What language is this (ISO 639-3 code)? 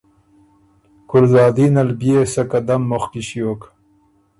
oru